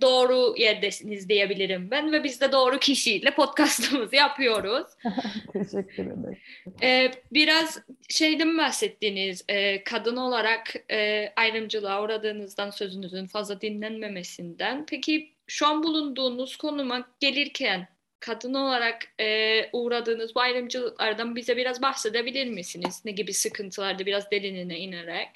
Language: Turkish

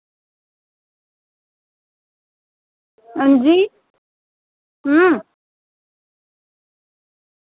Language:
Dogri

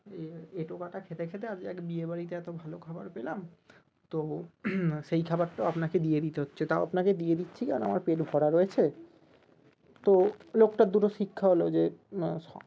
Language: Bangla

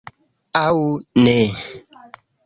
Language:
Esperanto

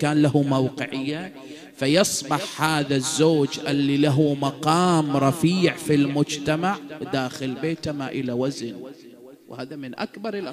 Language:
Arabic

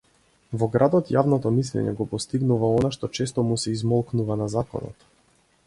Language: Macedonian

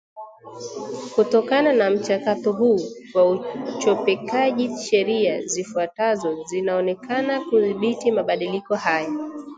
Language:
Swahili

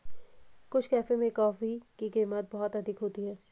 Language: Hindi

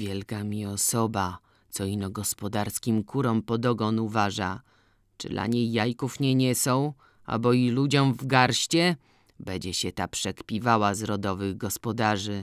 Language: Polish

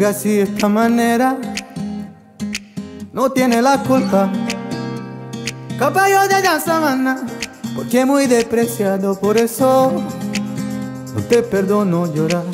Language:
Arabic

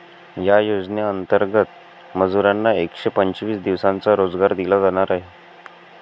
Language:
Marathi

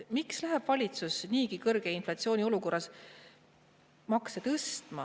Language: Estonian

